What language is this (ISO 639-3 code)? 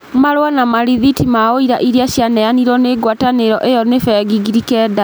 kik